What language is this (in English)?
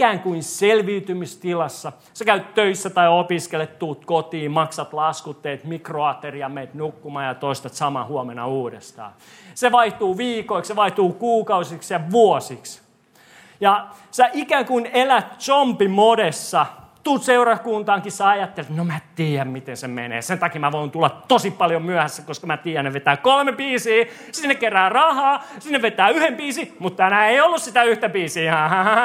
Finnish